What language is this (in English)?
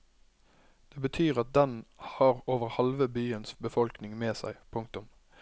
Norwegian